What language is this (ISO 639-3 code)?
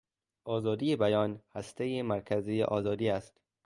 fas